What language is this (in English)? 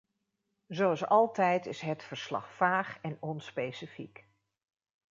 Dutch